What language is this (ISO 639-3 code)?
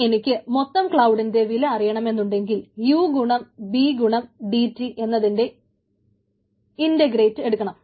mal